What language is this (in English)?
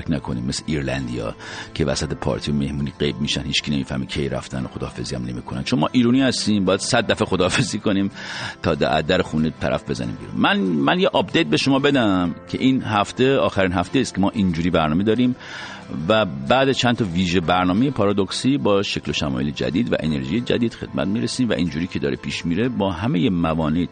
Persian